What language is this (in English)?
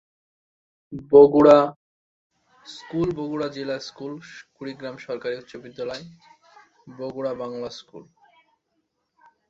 Bangla